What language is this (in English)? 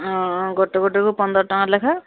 Odia